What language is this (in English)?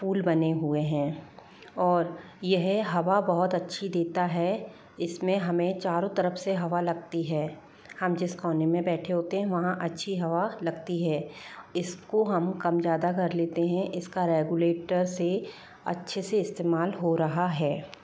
Hindi